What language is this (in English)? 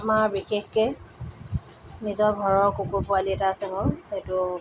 Assamese